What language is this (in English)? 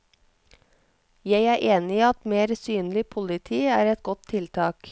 Norwegian